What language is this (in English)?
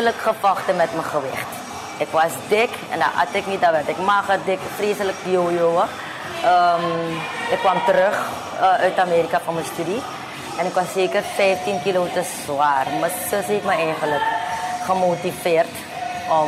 Dutch